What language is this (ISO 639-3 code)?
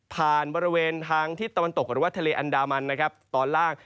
tha